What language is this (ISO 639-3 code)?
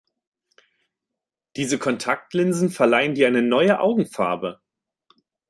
deu